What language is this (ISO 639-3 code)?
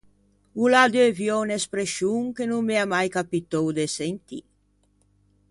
lij